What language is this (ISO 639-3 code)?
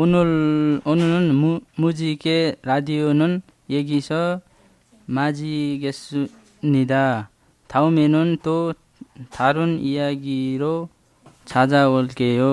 kor